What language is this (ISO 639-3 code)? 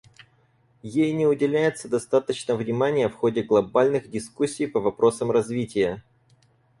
rus